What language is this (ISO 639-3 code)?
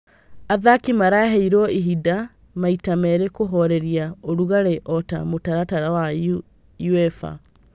kik